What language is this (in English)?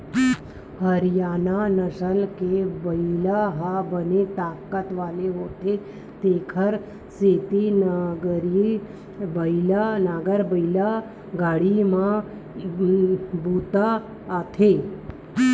Chhattisgarhi